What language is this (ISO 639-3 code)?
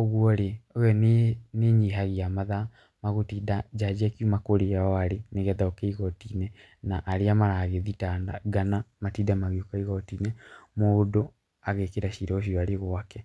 kik